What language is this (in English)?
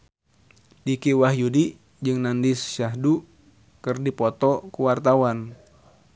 Sundanese